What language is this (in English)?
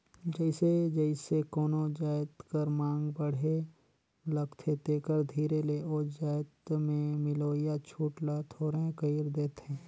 Chhattisgarhi